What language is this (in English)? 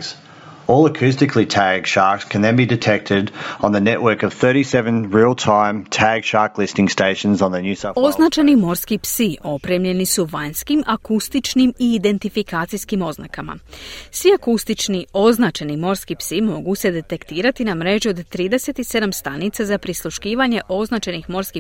Croatian